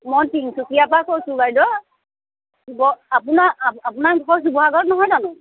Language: Assamese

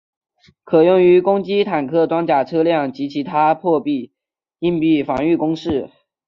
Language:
Chinese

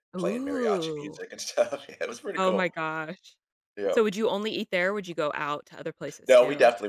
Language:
English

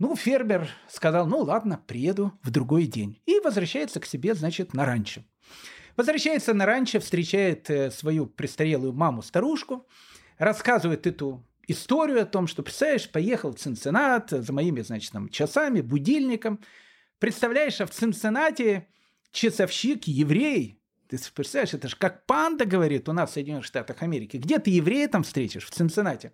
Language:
Russian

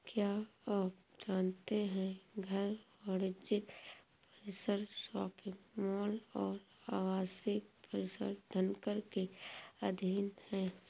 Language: Hindi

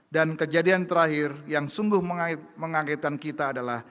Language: Indonesian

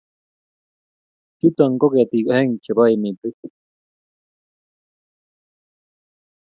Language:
Kalenjin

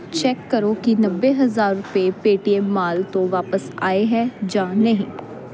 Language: Punjabi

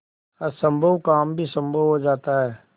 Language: Hindi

